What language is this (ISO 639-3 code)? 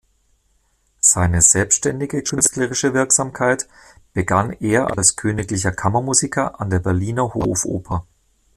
deu